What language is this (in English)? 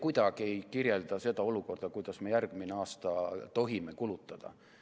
Estonian